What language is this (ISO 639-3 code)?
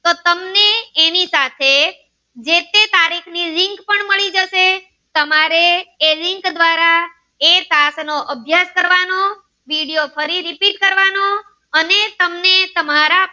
guj